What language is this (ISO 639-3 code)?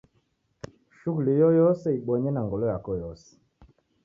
dav